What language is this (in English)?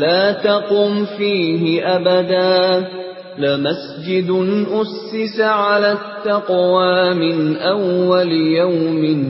Indonesian